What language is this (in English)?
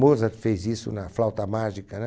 Portuguese